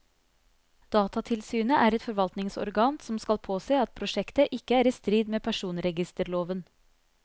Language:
Norwegian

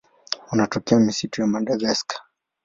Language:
Swahili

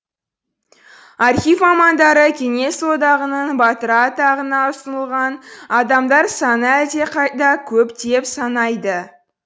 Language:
Kazakh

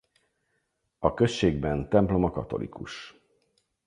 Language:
Hungarian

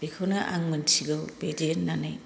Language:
Bodo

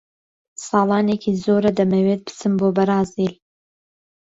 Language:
Central Kurdish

